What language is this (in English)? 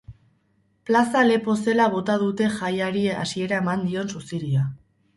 Basque